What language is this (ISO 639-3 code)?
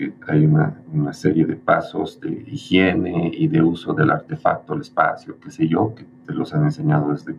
spa